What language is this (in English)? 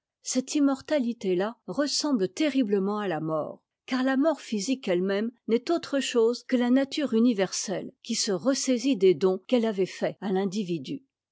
French